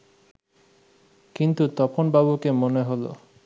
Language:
Bangla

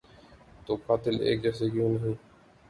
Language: Urdu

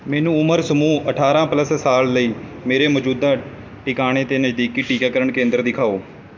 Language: Punjabi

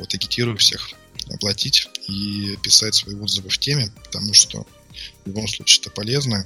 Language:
Russian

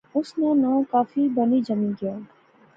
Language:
Pahari-Potwari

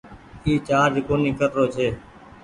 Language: Goaria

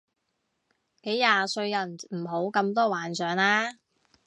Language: Cantonese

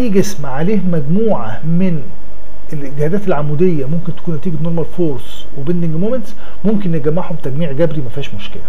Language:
Arabic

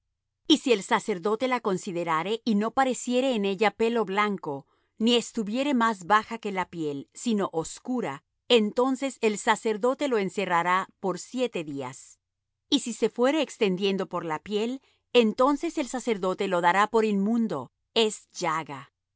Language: Spanish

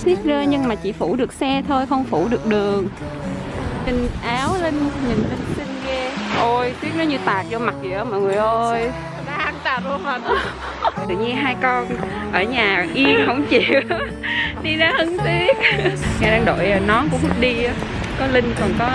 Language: Vietnamese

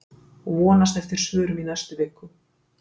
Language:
Icelandic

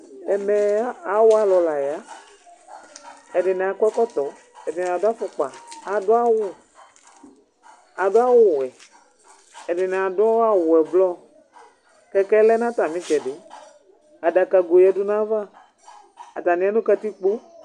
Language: Ikposo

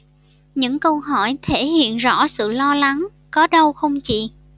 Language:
Vietnamese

